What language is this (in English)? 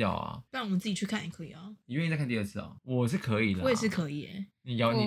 Chinese